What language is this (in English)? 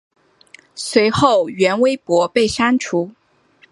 Chinese